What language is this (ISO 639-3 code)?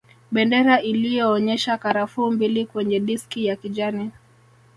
swa